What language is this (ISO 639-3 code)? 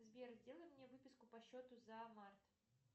rus